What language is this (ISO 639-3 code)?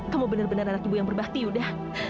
ind